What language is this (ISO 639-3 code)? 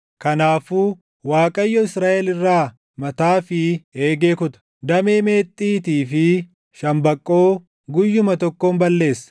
orm